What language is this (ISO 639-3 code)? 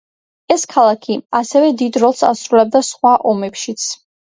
kat